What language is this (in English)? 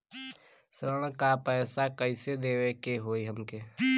Bhojpuri